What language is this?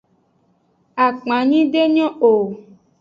Aja (Benin)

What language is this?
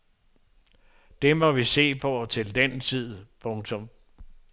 Danish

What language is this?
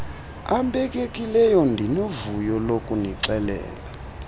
Xhosa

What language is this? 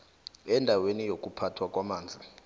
South Ndebele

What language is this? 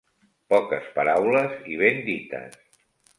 Catalan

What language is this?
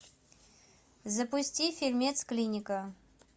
Russian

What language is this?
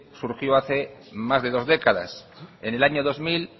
Spanish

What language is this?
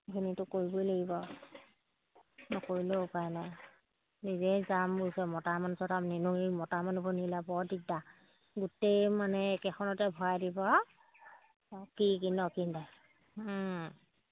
Assamese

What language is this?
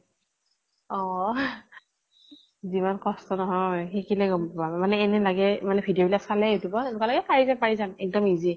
Assamese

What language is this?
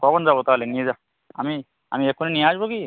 Bangla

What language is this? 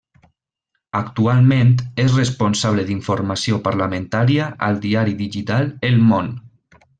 Catalan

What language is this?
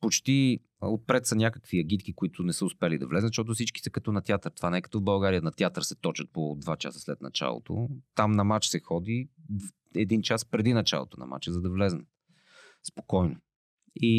Bulgarian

